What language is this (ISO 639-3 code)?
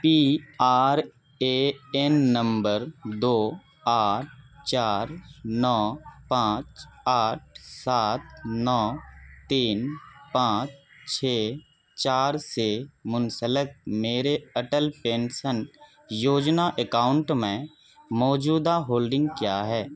urd